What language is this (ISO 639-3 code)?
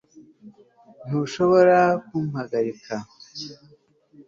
kin